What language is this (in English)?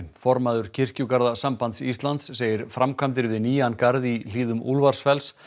Icelandic